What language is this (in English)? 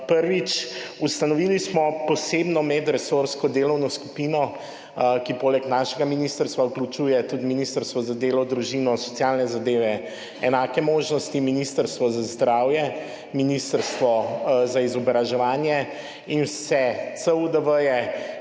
Slovenian